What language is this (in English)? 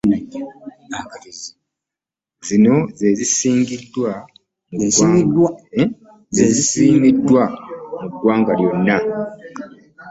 Ganda